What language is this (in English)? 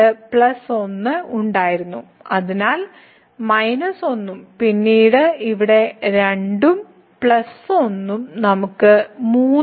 Malayalam